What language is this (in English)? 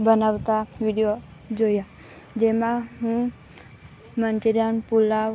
Gujarati